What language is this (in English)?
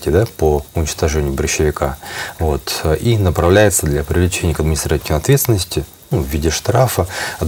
Russian